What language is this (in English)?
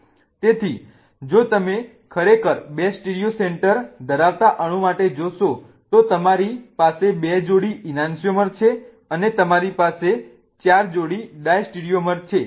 Gujarati